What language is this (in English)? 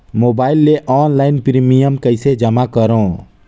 Chhattisgarhi